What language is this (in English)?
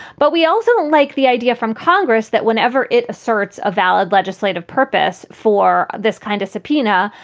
English